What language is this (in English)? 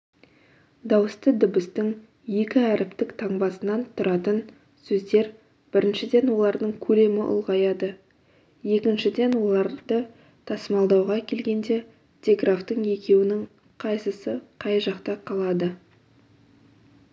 Kazakh